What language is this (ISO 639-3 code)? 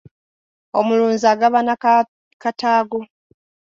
lug